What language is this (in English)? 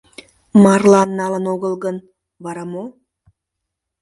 Mari